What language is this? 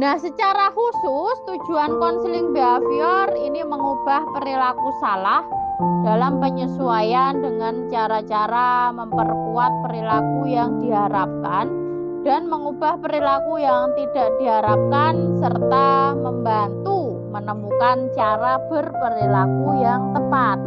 Indonesian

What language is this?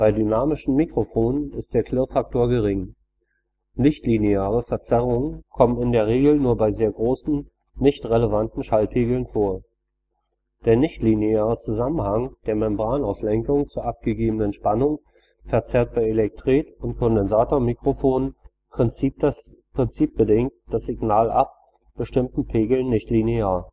German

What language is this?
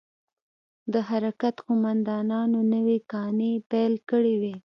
Pashto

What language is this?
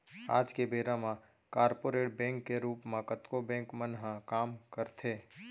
Chhattisgarhi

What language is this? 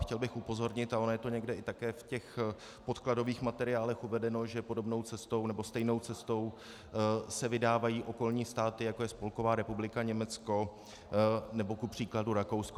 Czech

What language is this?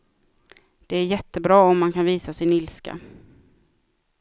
Swedish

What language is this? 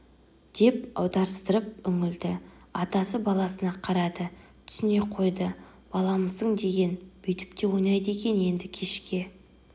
Kazakh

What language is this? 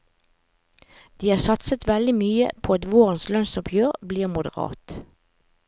Norwegian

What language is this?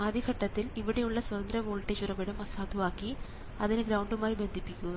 Malayalam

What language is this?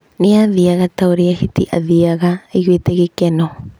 Kikuyu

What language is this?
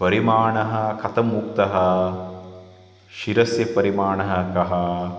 Sanskrit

